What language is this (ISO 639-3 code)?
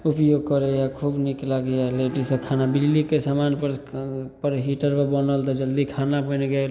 mai